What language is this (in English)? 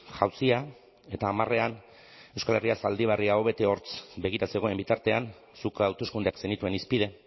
Basque